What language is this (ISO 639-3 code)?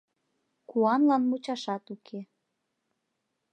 chm